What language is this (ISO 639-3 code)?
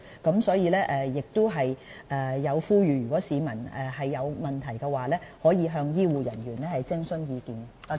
yue